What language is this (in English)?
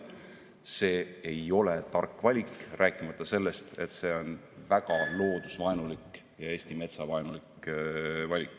Estonian